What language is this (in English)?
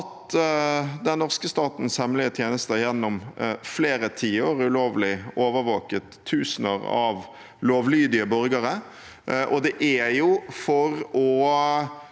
Norwegian